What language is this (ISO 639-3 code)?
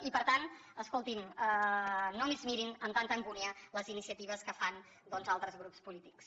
cat